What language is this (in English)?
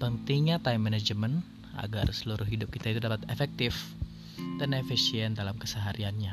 Indonesian